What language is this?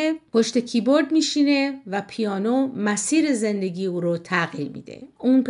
Persian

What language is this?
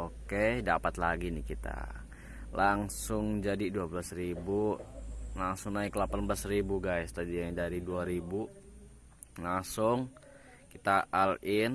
Indonesian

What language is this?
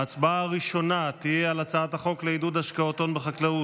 Hebrew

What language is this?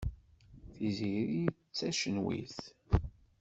Kabyle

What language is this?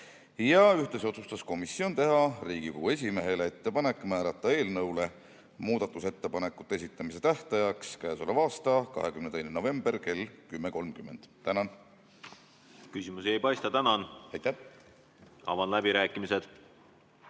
Estonian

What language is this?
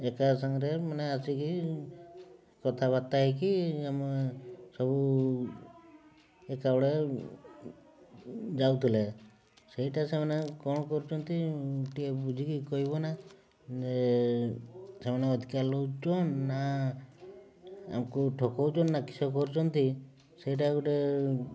Odia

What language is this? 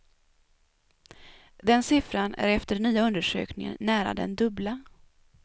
Swedish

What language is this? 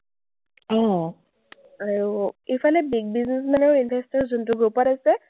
Assamese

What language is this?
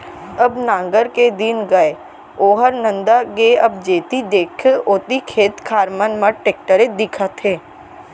Chhattisgarhi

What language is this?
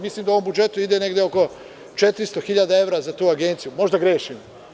Serbian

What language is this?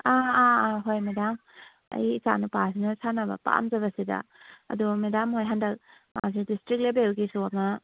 Manipuri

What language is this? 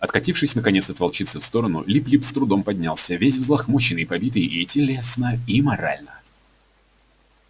Russian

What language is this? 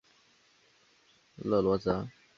Chinese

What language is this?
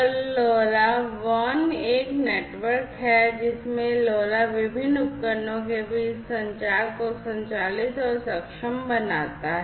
Hindi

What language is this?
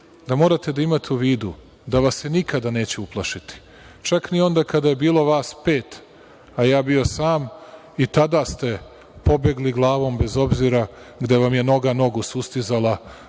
Serbian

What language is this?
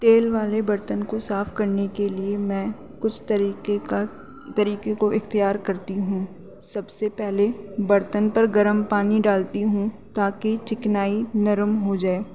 Urdu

